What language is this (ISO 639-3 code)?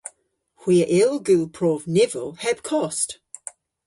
cor